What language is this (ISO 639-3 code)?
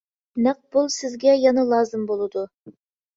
uig